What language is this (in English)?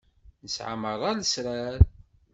Kabyle